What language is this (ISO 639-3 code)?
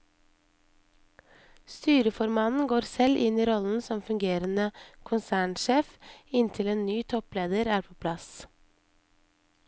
nor